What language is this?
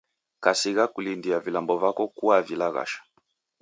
Taita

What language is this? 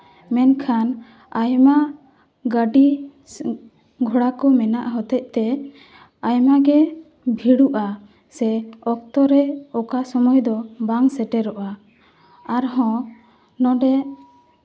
Santali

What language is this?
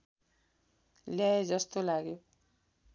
Nepali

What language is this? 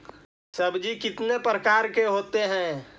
Magahi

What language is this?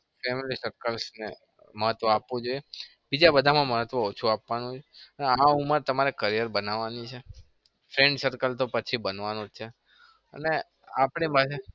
Gujarati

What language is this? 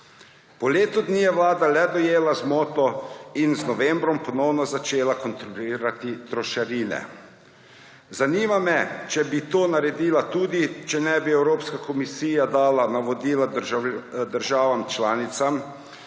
Slovenian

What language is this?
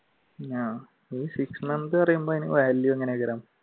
Malayalam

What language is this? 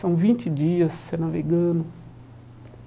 Portuguese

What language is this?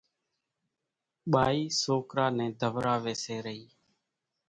Kachi Koli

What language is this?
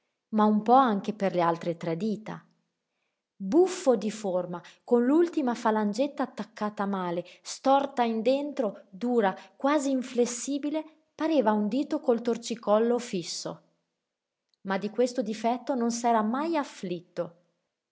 Italian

